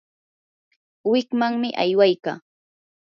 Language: Yanahuanca Pasco Quechua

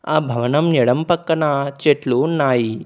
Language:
Telugu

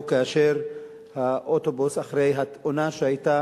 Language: Hebrew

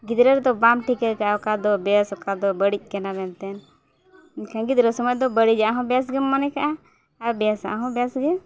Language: Santali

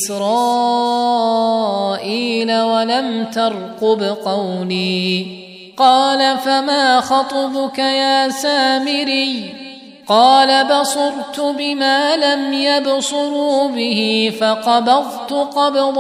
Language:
Arabic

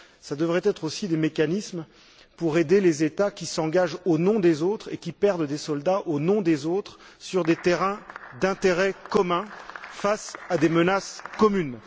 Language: French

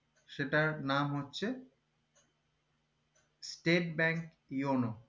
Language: Bangla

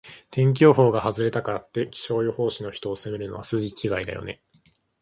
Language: Japanese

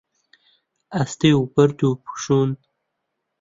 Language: Central Kurdish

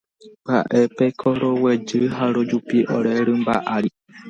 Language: Guarani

